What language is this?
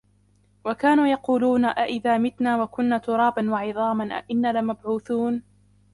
Arabic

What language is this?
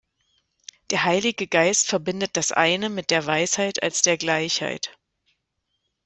German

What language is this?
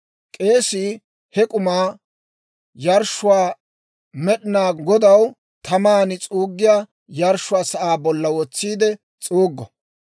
Dawro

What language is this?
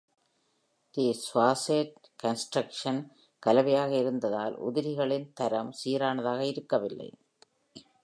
Tamil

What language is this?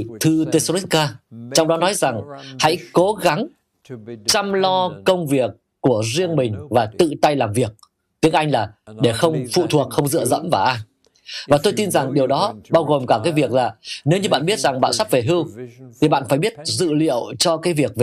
Vietnamese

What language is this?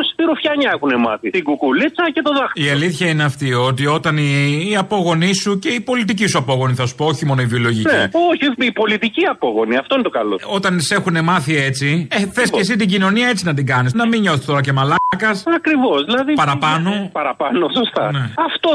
Greek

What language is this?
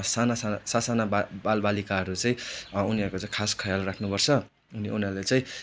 Nepali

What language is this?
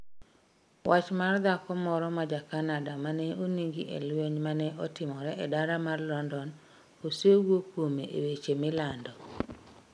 Luo (Kenya and Tanzania)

